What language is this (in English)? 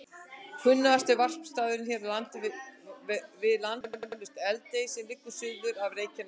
Icelandic